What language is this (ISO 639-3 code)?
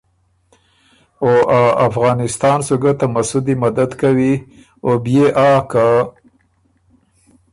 oru